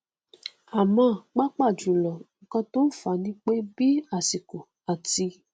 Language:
Yoruba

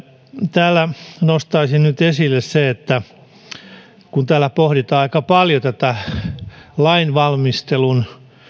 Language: Finnish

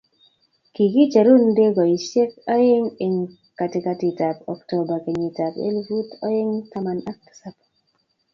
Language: Kalenjin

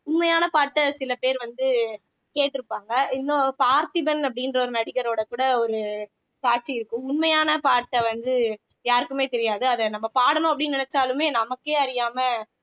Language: Tamil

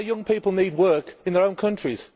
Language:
English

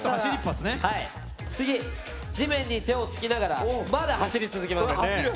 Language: Japanese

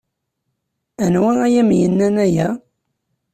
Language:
Kabyle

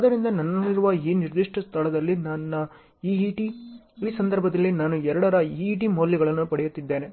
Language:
Kannada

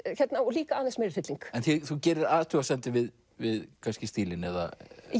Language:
Icelandic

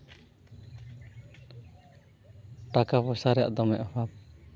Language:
Santali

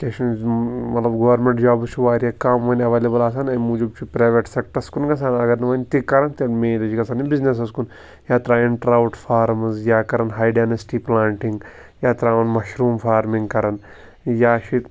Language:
Kashmiri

